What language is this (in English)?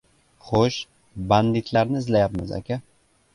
Uzbek